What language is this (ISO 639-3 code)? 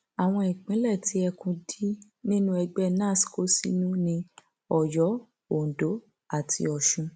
yor